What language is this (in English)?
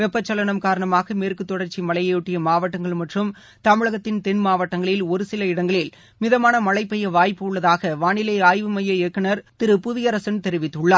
Tamil